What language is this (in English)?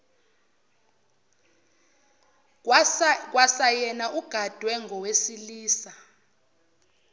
Zulu